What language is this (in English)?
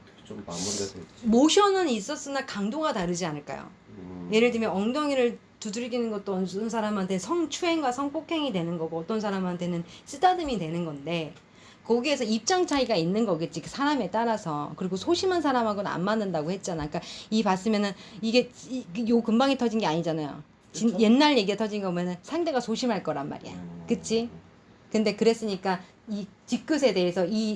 Korean